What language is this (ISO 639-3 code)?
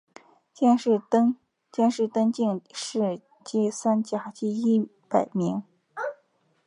zho